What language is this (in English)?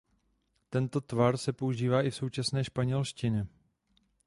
Czech